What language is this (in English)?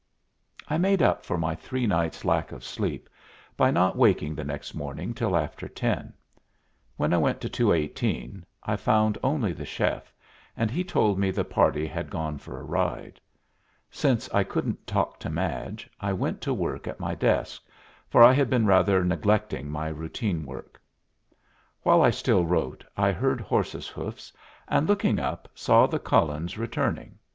English